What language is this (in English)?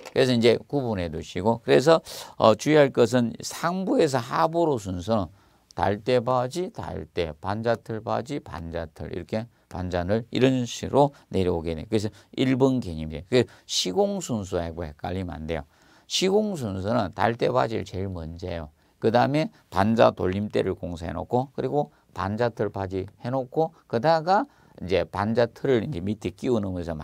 Korean